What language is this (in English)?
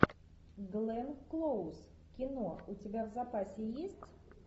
Russian